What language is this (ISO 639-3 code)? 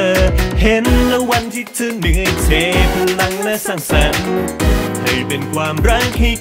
vie